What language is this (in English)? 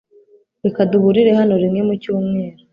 Kinyarwanda